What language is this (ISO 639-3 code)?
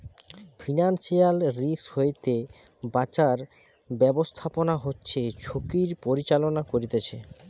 ben